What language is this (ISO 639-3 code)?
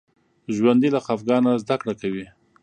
pus